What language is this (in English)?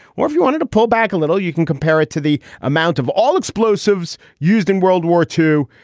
English